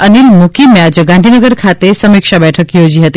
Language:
Gujarati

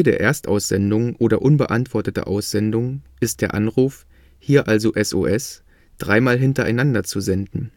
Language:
German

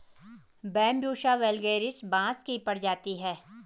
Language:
Hindi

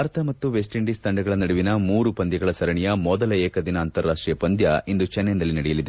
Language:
Kannada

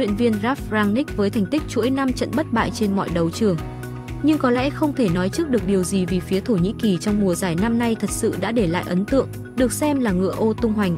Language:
Vietnamese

